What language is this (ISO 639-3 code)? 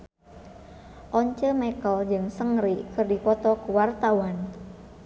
sun